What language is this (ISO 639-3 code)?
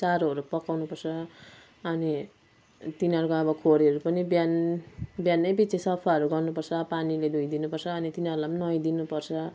nep